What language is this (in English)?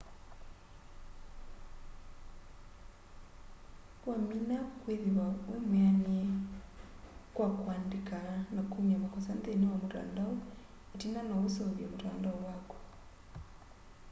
Kamba